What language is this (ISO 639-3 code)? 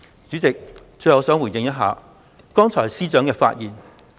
yue